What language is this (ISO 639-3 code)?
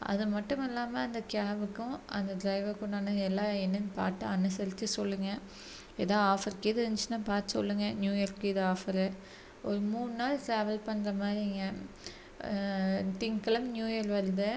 tam